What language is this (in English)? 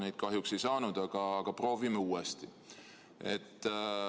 Estonian